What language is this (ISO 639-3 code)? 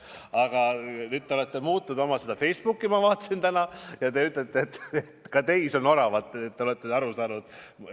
est